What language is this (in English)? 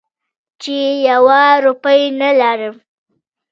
Pashto